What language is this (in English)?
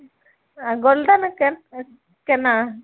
Maithili